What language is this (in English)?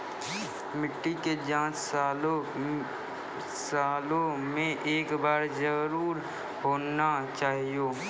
Maithili